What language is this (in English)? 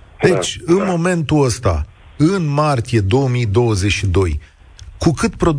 Romanian